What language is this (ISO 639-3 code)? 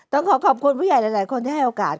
tha